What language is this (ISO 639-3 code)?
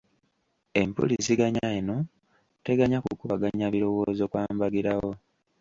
lug